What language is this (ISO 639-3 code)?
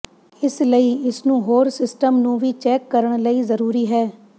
pan